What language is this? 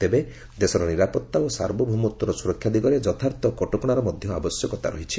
Odia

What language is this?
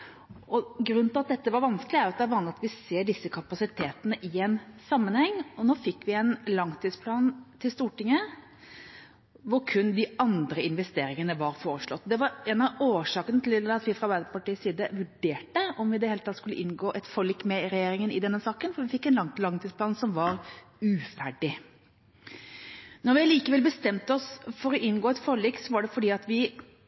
Norwegian Bokmål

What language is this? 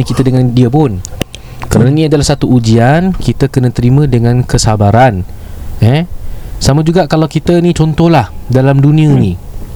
Malay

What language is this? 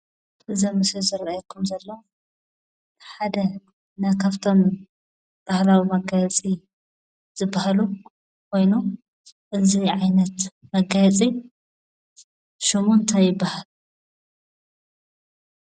Tigrinya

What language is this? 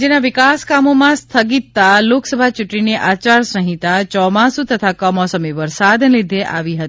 Gujarati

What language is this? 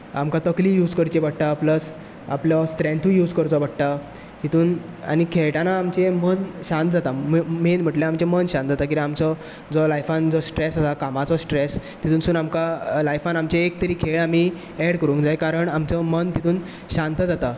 Konkani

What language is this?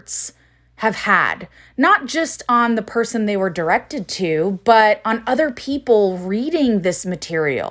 English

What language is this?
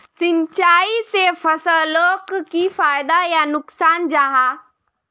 Magahi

